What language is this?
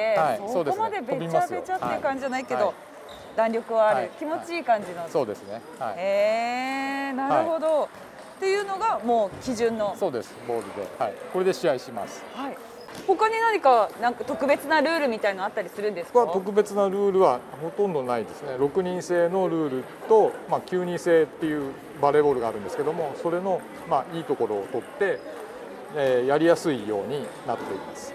Japanese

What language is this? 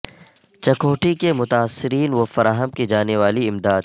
Urdu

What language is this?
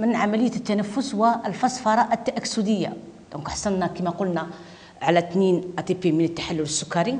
Arabic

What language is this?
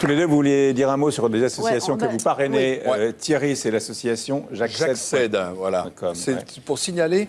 French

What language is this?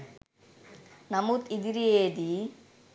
Sinhala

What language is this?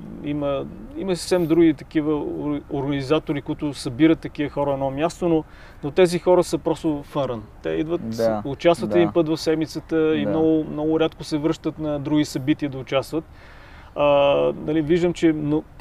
Bulgarian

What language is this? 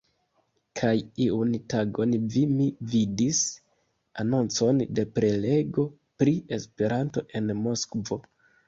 Esperanto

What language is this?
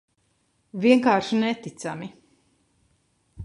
Latvian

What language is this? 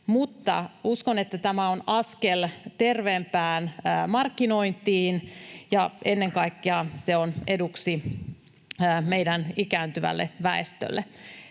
Finnish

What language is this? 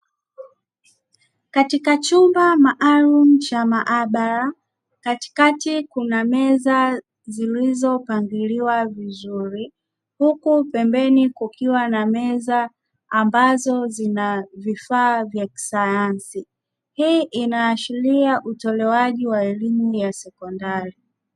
Swahili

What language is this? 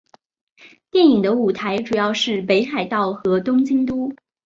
Chinese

